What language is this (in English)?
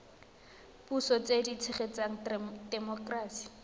Tswana